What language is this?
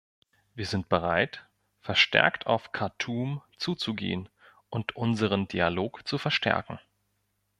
German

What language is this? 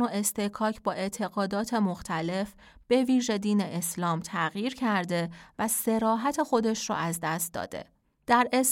Persian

